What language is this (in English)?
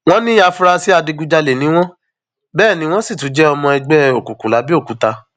Yoruba